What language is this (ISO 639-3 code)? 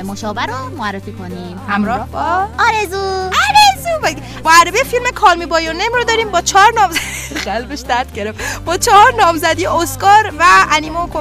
fas